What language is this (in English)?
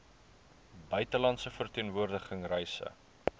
Afrikaans